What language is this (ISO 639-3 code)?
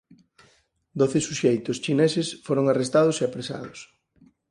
glg